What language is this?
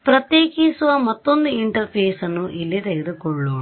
Kannada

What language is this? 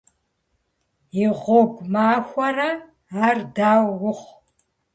Kabardian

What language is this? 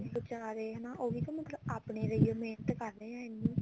Punjabi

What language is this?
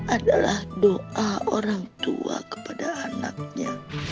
Indonesian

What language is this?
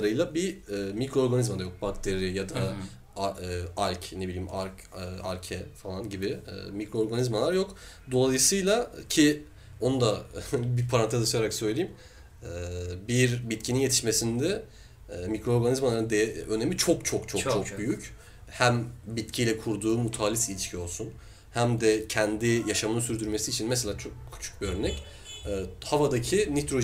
Turkish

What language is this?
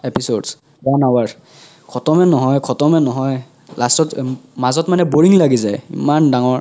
Assamese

